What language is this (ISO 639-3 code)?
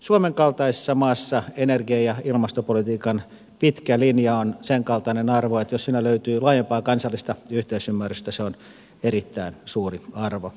fin